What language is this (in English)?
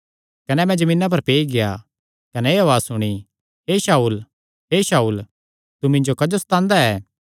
Kangri